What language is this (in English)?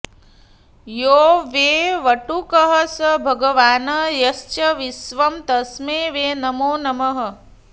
Sanskrit